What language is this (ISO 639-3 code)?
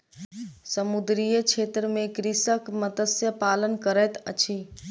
mai